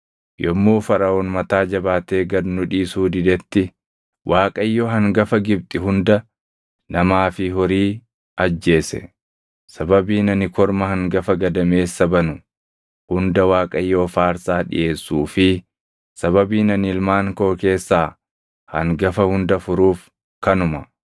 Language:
Oromo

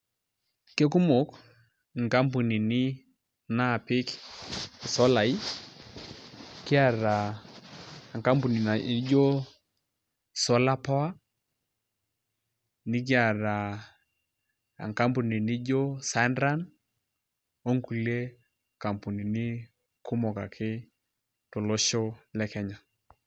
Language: Masai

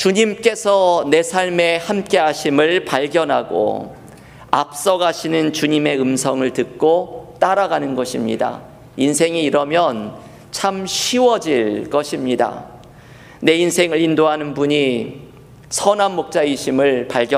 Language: Korean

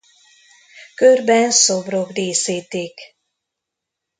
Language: Hungarian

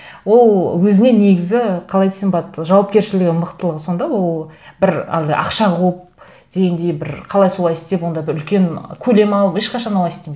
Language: Kazakh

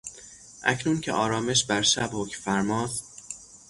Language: Persian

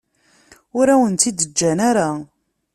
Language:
Kabyle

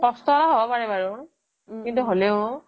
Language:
Assamese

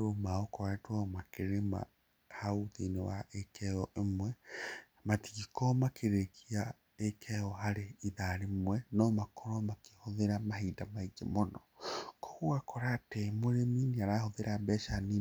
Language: Kikuyu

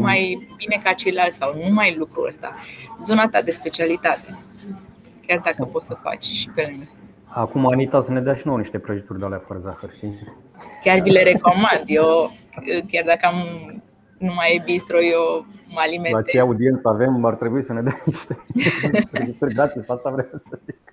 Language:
Romanian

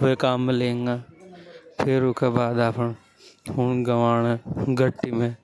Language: Hadothi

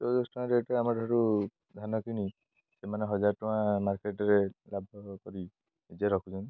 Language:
Odia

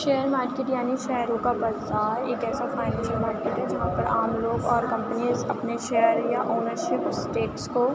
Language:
Urdu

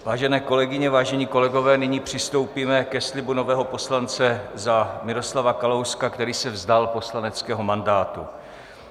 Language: Czech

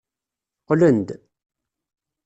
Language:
Kabyle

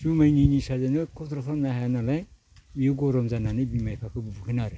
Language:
Bodo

